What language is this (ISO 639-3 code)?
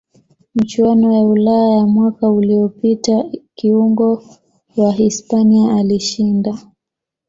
swa